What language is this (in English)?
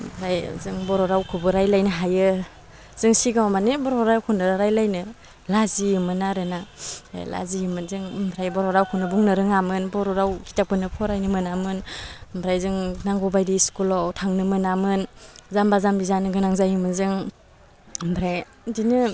Bodo